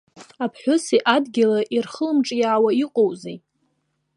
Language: Abkhazian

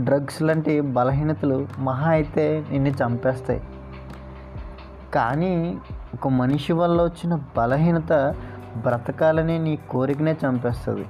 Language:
Telugu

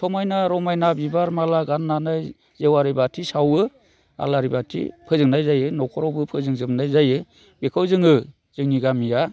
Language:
Bodo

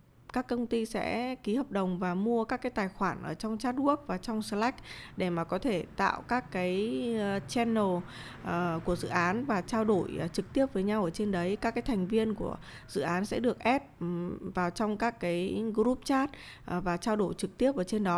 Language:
Vietnamese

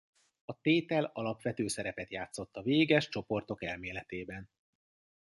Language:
Hungarian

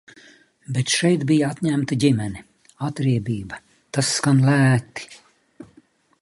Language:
Latvian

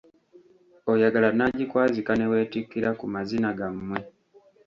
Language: Ganda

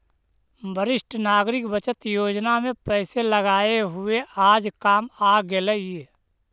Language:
Magahi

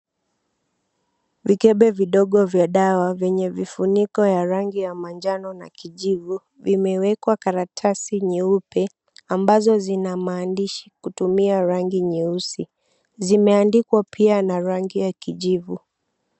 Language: Swahili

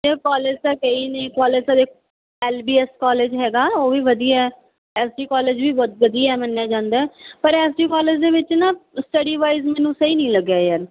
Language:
Punjabi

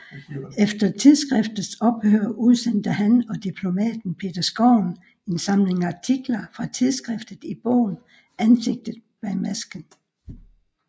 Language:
Danish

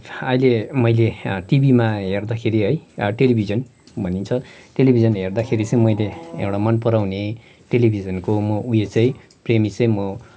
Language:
Nepali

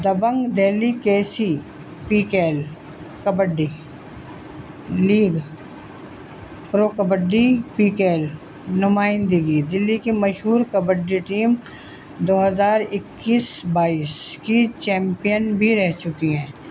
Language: Urdu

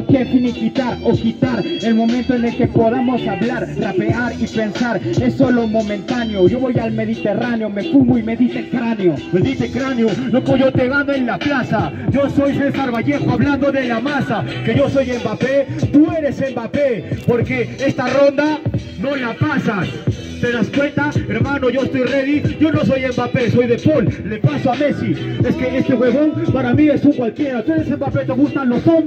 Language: Spanish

